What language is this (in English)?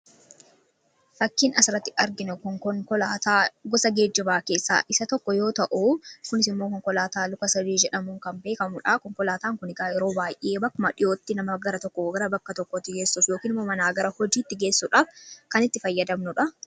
Oromo